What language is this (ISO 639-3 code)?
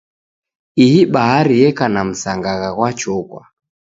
dav